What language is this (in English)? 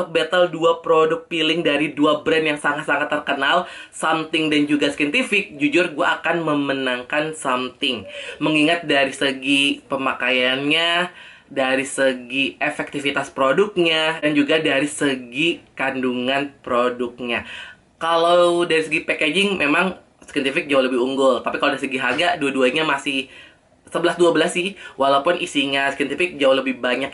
Indonesian